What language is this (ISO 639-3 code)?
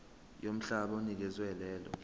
zul